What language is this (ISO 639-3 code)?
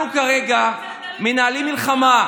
heb